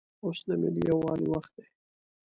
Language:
Pashto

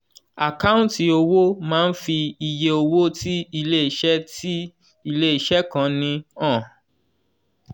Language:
Yoruba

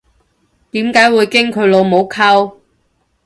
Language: Cantonese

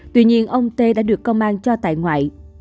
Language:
Vietnamese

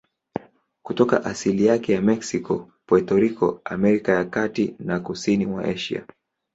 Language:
Swahili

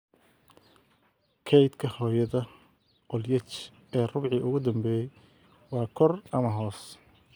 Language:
Somali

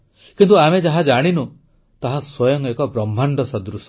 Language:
Odia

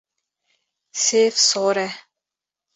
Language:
Kurdish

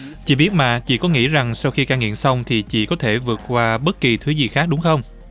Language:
Vietnamese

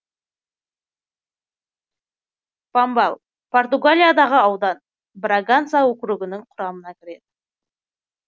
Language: Kazakh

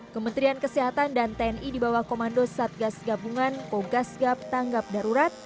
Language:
Indonesian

